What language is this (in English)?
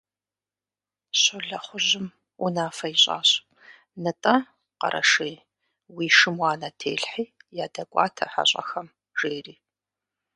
Kabardian